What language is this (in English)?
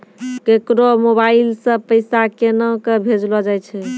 Maithili